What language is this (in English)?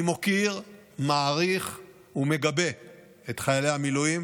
Hebrew